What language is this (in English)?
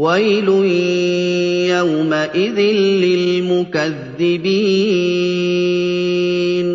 Arabic